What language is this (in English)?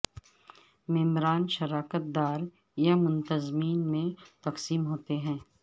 Urdu